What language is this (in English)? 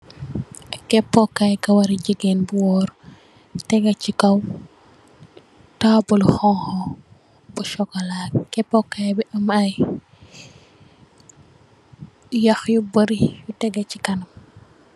Wolof